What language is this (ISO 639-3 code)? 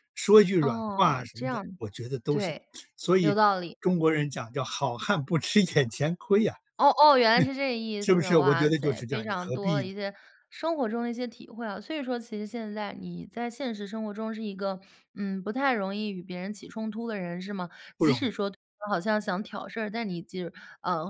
zho